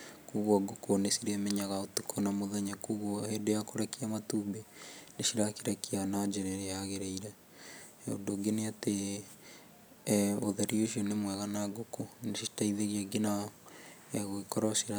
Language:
Kikuyu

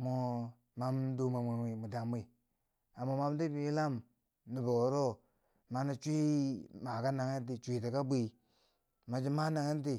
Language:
Bangwinji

